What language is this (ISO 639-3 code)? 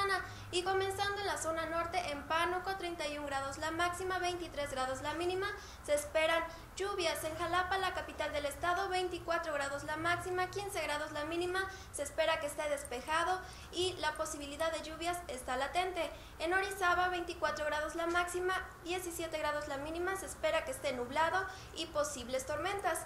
spa